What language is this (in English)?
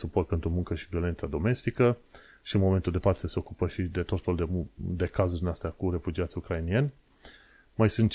Romanian